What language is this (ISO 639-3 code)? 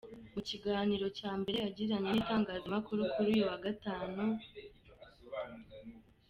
kin